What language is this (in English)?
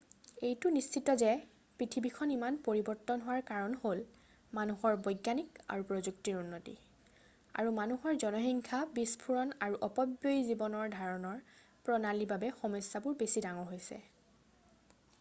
Assamese